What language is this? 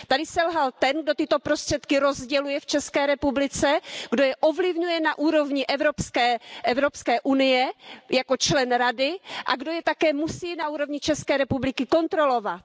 Czech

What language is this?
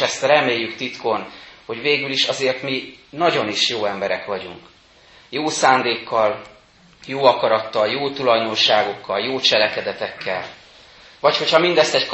Hungarian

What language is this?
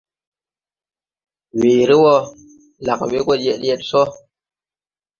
Tupuri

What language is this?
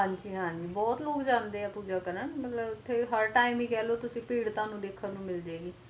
Punjabi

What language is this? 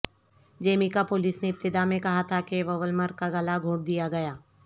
Urdu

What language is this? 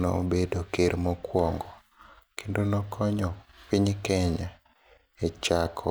Luo (Kenya and Tanzania)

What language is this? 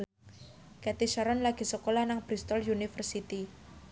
Javanese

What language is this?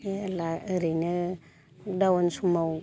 Bodo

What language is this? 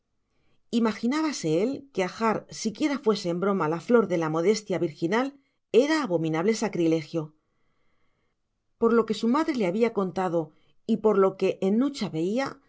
Spanish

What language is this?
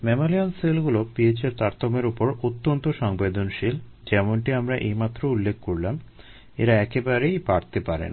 Bangla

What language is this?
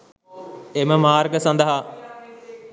Sinhala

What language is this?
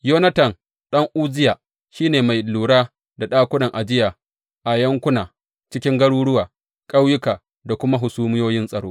Hausa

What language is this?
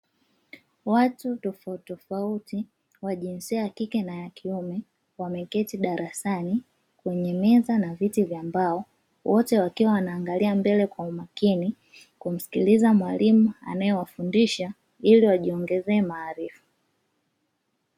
Swahili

